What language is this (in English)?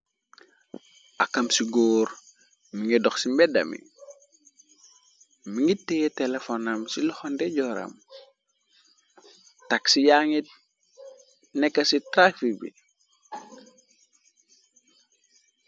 Wolof